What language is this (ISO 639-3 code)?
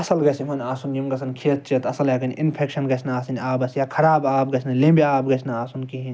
kas